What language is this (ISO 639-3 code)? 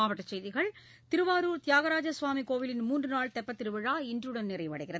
tam